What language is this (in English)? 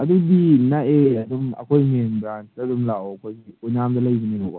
Manipuri